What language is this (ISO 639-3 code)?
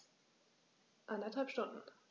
deu